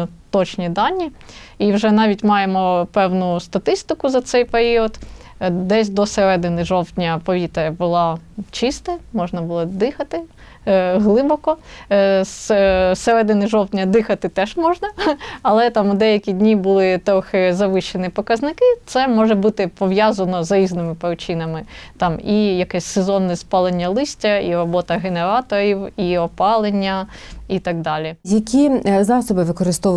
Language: Ukrainian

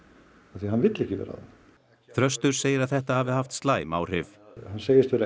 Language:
Icelandic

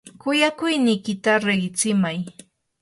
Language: Yanahuanca Pasco Quechua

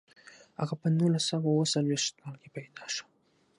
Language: Pashto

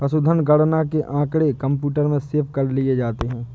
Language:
Hindi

